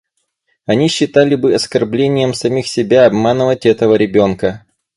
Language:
Russian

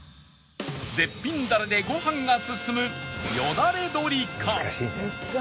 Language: Japanese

